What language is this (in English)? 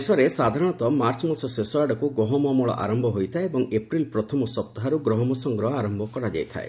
Odia